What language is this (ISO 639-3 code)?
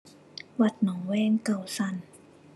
tha